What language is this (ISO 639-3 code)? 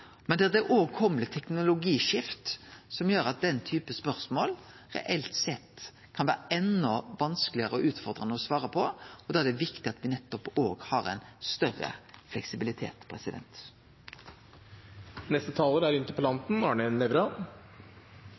nno